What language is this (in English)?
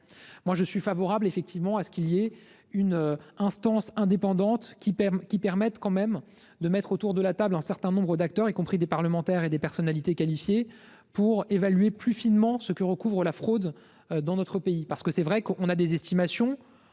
French